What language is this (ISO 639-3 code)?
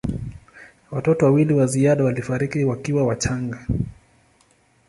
swa